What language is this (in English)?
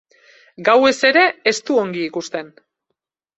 Basque